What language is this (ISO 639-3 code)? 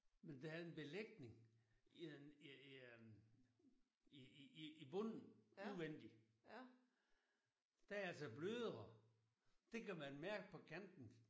dan